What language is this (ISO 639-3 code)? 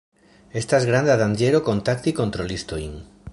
epo